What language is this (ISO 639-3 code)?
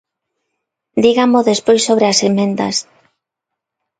glg